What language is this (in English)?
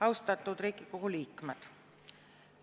Estonian